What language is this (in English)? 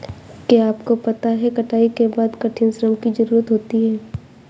Hindi